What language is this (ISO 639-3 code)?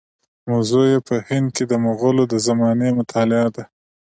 pus